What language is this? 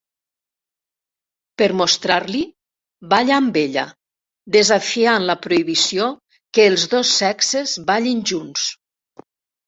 Catalan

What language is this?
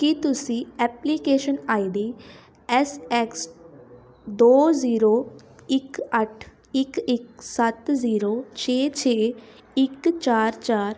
Punjabi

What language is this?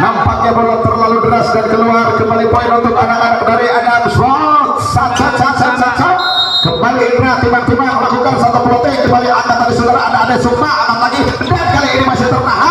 Indonesian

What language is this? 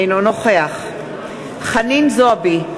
Hebrew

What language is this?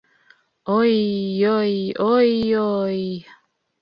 Bashkir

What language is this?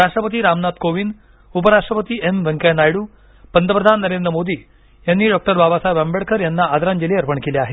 Marathi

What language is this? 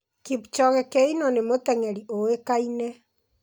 Kikuyu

